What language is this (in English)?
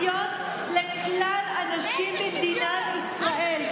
Hebrew